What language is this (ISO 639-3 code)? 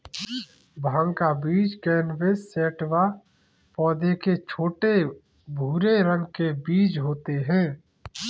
hin